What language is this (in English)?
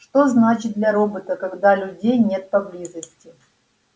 Russian